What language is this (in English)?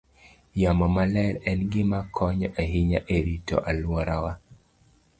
Luo (Kenya and Tanzania)